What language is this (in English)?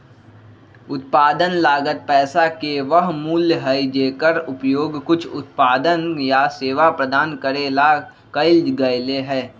Magahi